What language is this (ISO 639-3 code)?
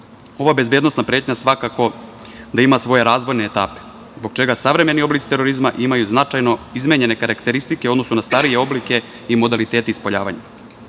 srp